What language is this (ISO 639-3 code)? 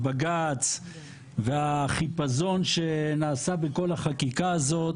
heb